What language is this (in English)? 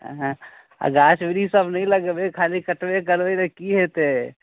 Maithili